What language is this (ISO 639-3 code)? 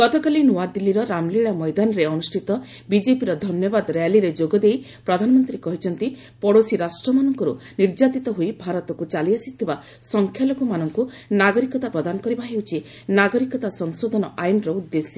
ori